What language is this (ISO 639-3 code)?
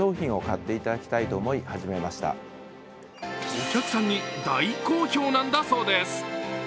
jpn